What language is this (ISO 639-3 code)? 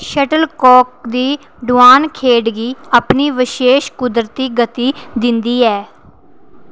doi